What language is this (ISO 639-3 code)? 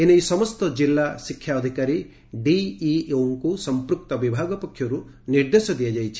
ori